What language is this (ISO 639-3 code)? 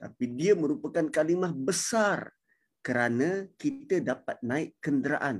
msa